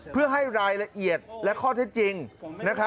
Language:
Thai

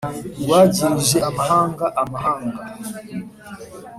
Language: Kinyarwanda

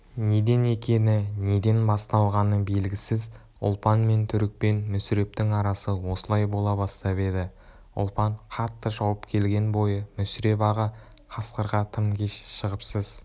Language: Kazakh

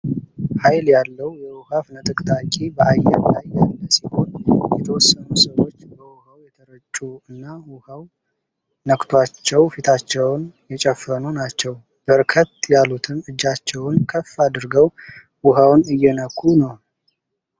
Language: Amharic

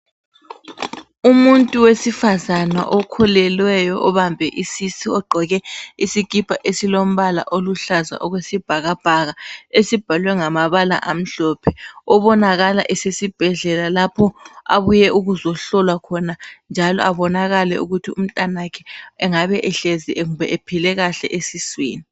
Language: North Ndebele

